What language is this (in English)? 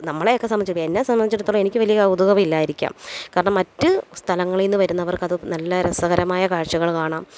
Malayalam